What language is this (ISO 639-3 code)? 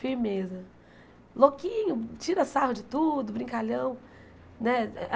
por